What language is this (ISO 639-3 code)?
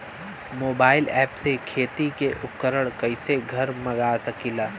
bho